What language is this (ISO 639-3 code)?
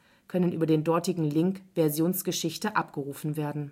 deu